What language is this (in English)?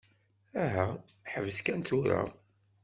Kabyle